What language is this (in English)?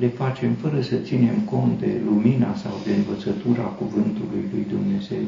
Romanian